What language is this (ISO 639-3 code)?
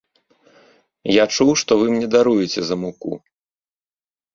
bel